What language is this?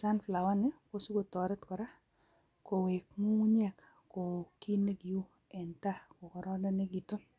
Kalenjin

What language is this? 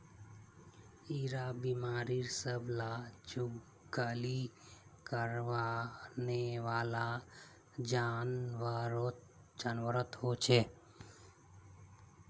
Magahi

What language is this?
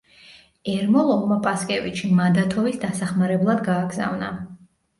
Georgian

